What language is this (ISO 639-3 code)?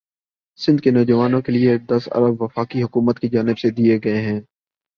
urd